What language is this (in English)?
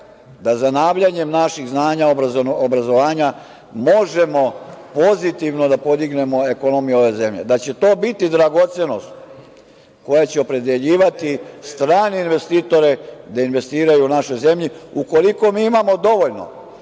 Serbian